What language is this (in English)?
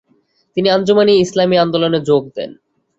Bangla